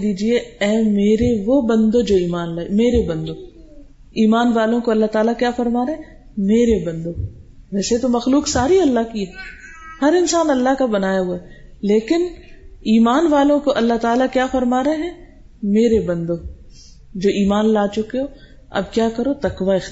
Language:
Urdu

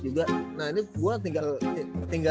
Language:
Indonesian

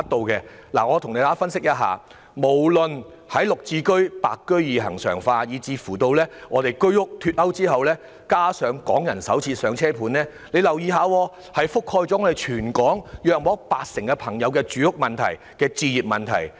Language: Cantonese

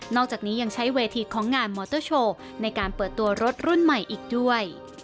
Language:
Thai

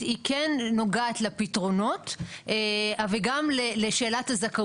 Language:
Hebrew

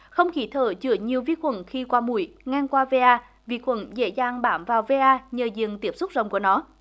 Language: Vietnamese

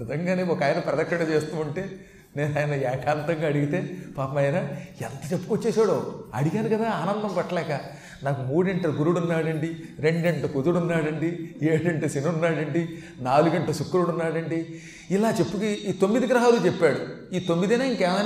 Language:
Telugu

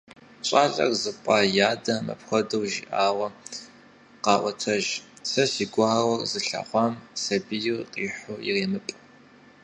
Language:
Kabardian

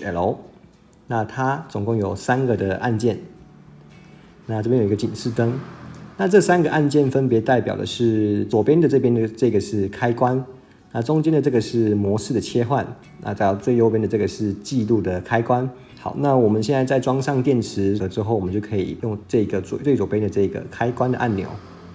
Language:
Chinese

